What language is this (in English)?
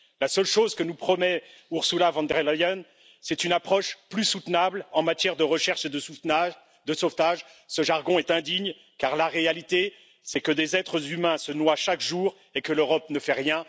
French